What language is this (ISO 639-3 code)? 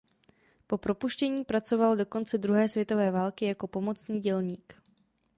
ces